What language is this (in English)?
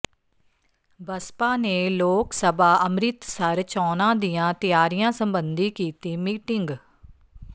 Punjabi